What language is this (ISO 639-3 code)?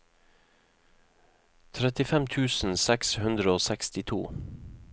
nor